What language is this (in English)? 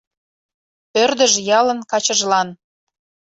Mari